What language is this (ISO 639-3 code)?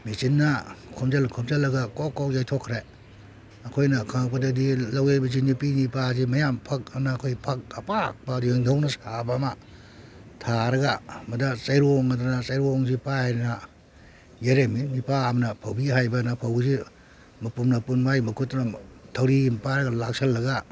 mni